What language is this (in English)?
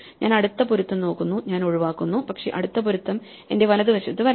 Malayalam